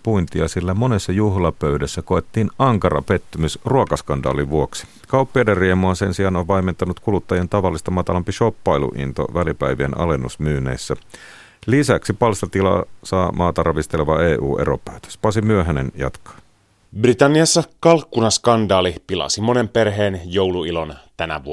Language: Finnish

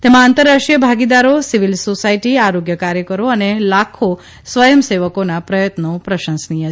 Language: Gujarati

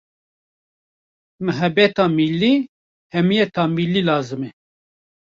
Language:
Kurdish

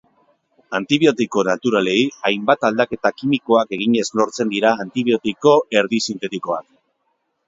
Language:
Basque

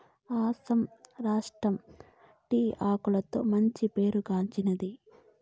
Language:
Telugu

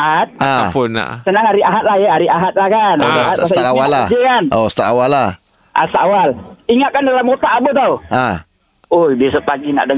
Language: Malay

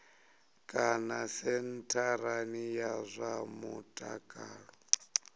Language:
Venda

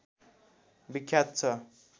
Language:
Nepali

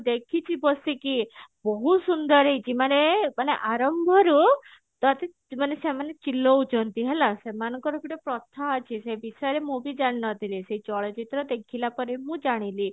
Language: Odia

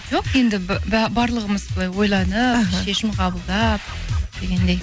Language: Kazakh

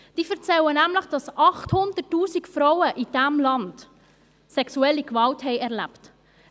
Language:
Swiss German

